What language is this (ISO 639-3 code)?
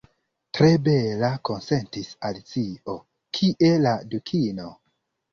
epo